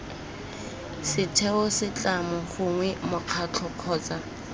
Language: Tswana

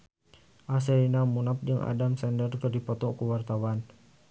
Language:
Sundanese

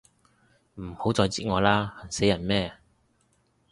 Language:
Cantonese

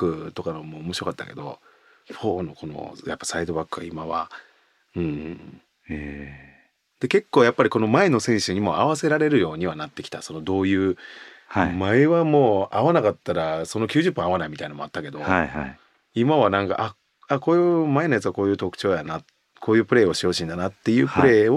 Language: Japanese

